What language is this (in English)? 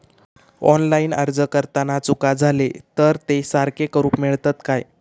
Marathi